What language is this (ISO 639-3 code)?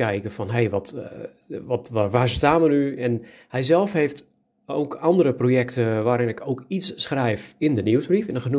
nld